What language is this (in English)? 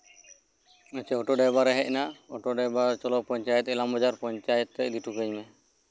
Santali